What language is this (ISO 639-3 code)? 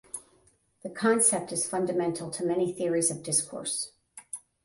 eng